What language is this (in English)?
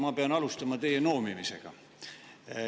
Estonian